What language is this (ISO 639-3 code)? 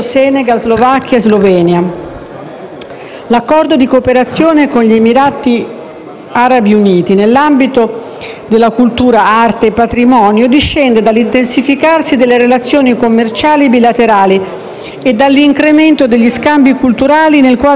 ita